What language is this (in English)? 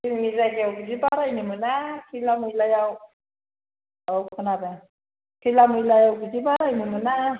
Bodo